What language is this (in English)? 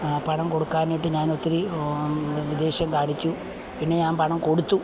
Malayalam